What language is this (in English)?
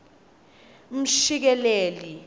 Swati